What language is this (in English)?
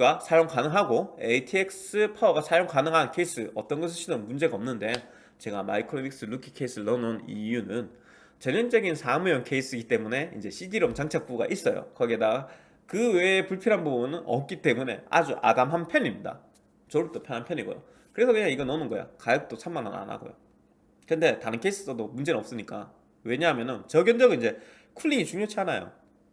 Korean